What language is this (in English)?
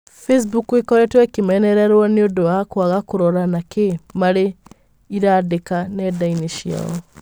Kikuyu